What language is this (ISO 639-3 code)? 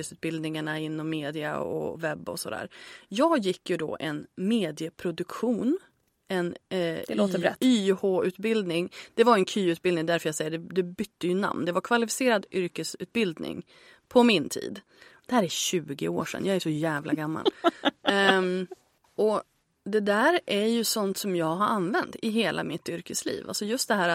swe